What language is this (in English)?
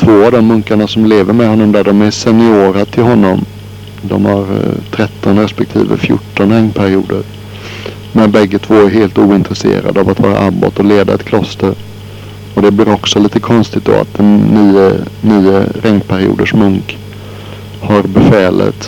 Swedish